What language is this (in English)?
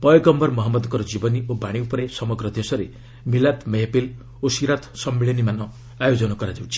Odia